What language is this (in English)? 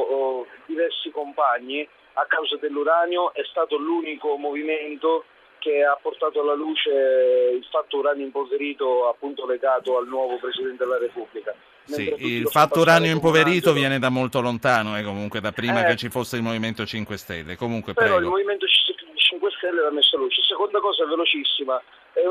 Italian